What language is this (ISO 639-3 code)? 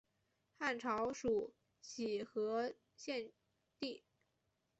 zho